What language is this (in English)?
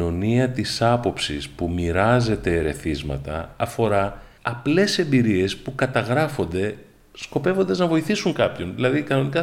Greek